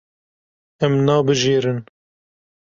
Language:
Kurdish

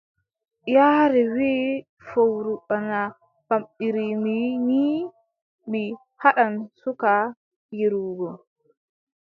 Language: Adamawa Fulfulde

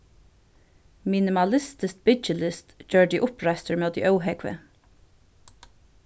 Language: Faroese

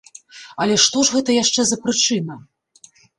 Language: Belarusian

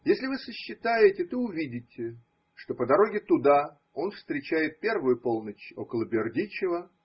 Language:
Russian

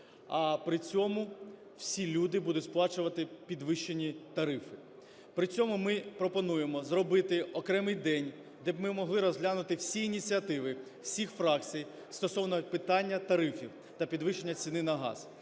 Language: Ukrainian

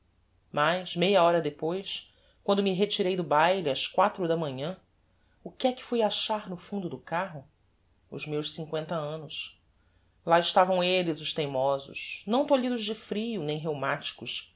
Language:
Portuguese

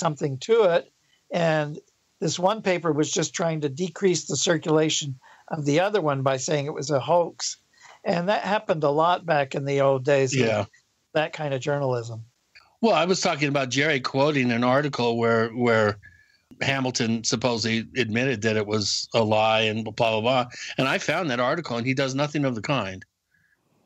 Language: English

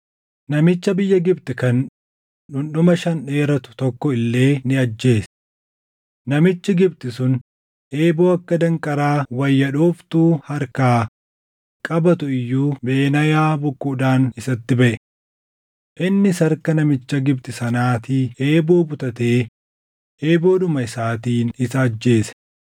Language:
Oromo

